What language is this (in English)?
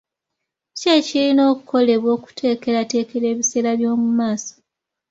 Ganda